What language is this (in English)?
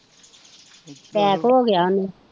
Punjabi